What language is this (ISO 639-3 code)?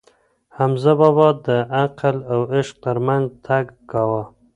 pus